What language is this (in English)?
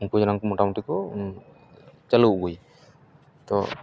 Santali